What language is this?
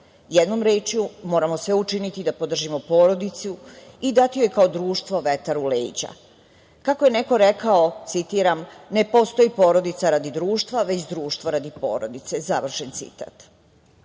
Serbian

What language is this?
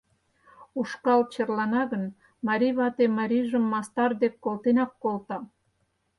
Mari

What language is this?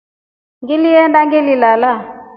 Rombo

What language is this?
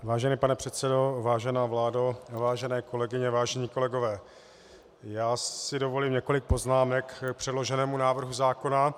Czech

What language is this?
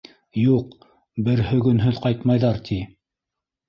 Bashkir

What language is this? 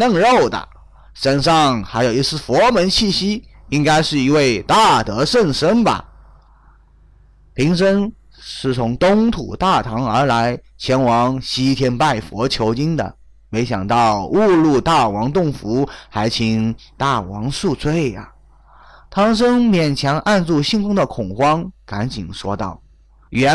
Chinese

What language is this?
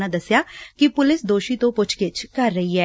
Punjabi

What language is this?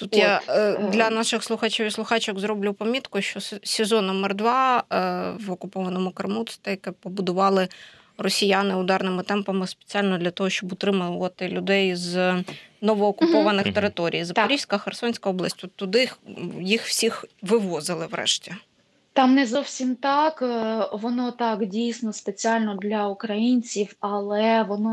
Ukrainian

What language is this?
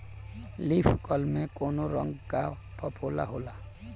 Bhojpuri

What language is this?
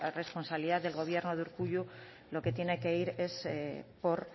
Spanish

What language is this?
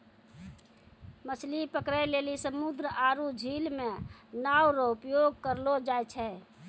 Maithili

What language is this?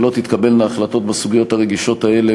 Hebrew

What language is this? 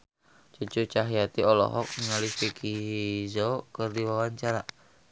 Sundanese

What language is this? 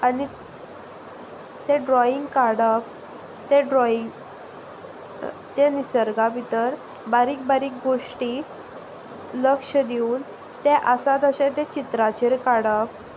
Konkani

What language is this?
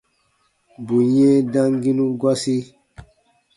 Baatonum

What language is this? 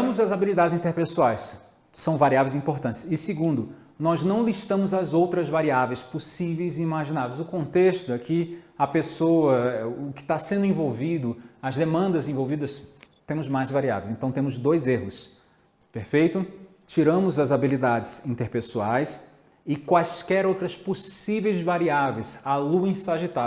Portuguese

